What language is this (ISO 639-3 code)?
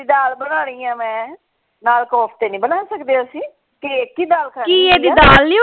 pan